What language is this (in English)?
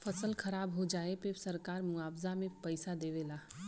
Bhojpuri